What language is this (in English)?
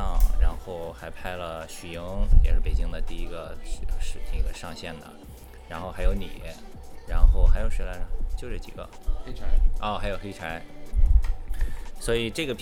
Chinese